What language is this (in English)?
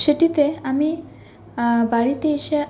Bangla